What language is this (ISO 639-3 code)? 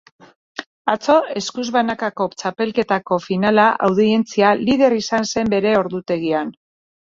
eus